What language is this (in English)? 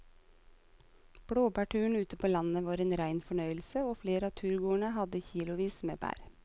Norwegian